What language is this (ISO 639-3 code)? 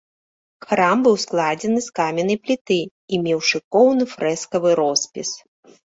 bel